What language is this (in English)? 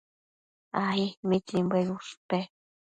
Matsés